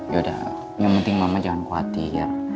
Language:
Indonesian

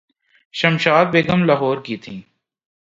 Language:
Urdu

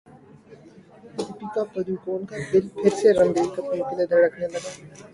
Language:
Urdu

